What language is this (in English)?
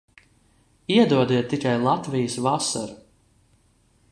Latvian